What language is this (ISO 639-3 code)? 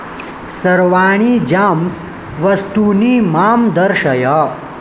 san